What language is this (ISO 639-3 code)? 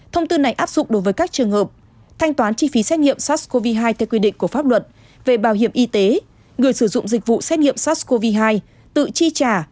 vie